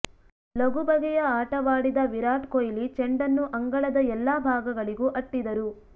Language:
Kannada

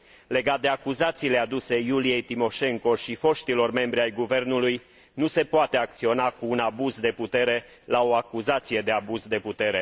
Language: Romanian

